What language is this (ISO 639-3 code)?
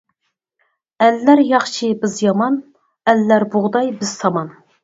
uig